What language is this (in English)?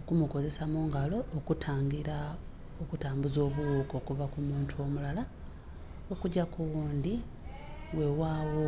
Soga